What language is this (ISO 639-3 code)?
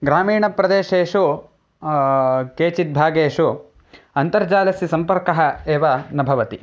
san